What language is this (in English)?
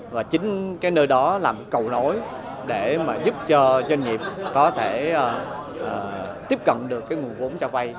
Vietnamese